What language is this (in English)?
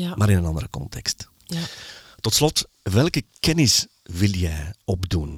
Dutch